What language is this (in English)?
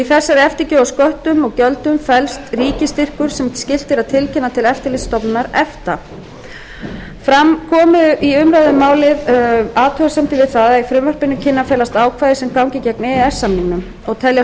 Icelandic